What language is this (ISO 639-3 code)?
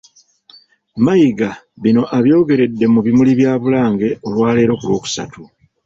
lug